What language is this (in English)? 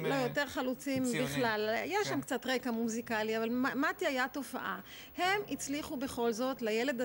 Hebrew